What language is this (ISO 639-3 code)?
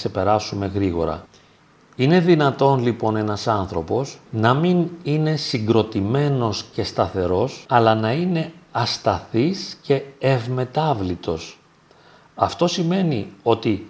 ell